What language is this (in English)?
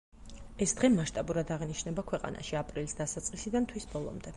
Georgian